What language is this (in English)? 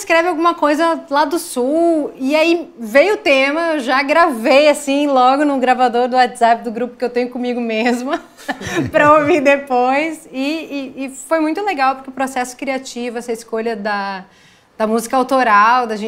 Portuguese